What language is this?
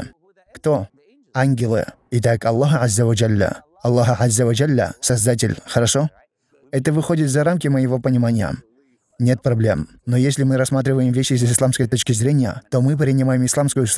Russian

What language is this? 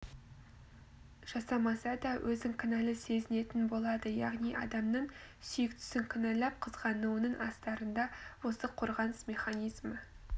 Kazakh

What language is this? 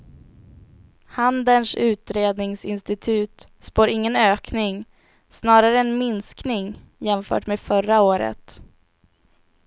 Swedish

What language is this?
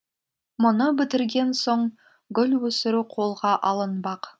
Kazakh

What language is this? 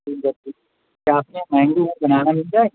Urdu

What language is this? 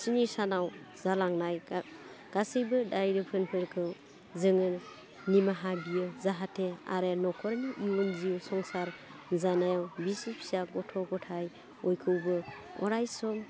Bodo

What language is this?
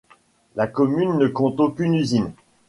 French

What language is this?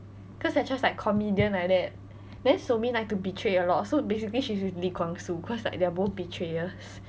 English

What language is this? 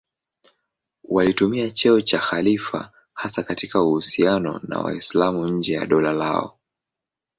Swahili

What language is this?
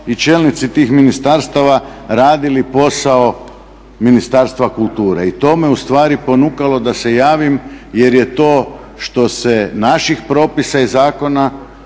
Croatian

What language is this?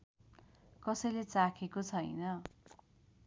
Nepali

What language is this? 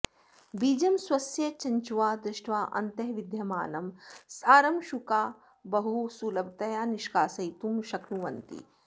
Sanskrit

